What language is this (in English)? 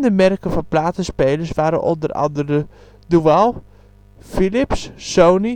Dutch